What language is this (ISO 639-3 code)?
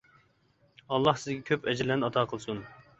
uig